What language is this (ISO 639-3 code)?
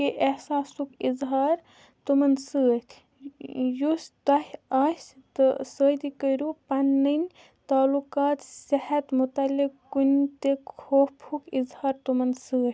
kas